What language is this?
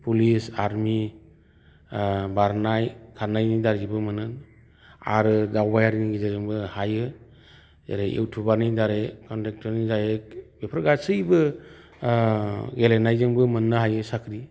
Bodo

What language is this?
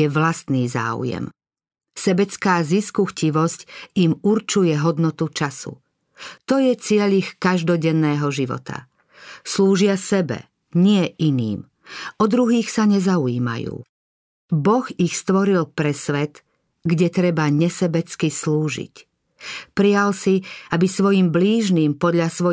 Slovak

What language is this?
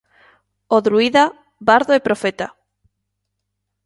Galician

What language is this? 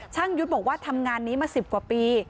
Thai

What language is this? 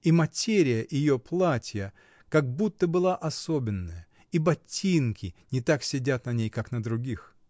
Russian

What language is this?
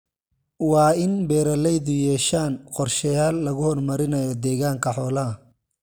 Somali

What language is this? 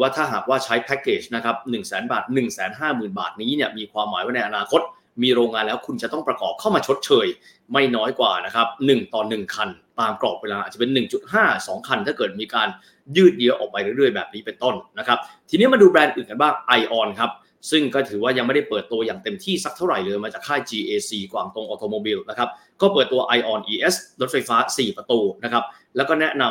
Thai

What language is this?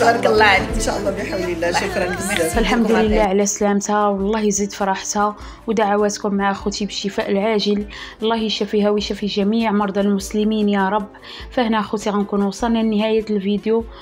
Arabic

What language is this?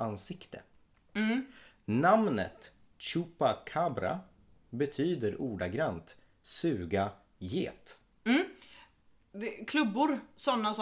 Swedish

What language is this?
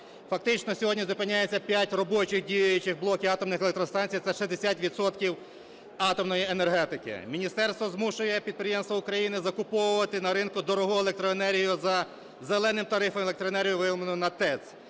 Ukrainian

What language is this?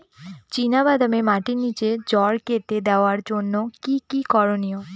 Bangla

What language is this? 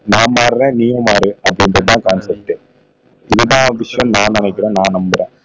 Tamil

